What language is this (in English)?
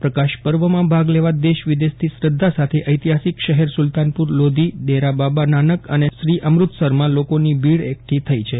Gujarati